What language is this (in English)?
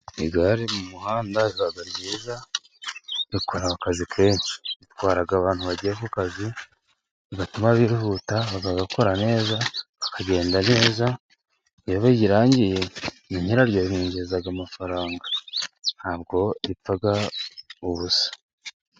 Kinyarwanda